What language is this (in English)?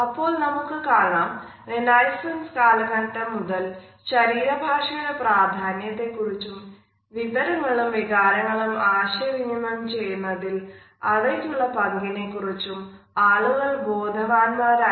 Malayalam